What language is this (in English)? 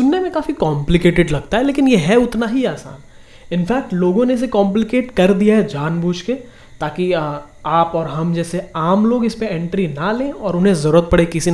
Hindi